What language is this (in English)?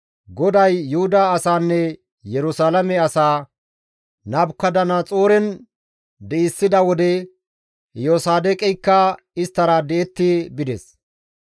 Gamo